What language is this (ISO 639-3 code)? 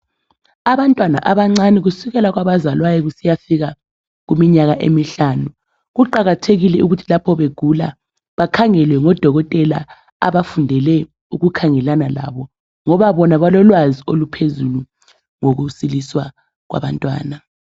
nde